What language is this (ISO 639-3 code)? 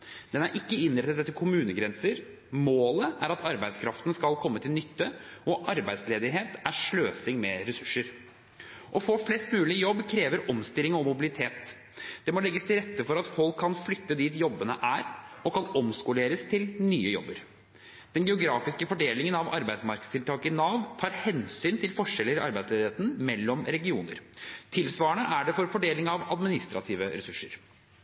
nob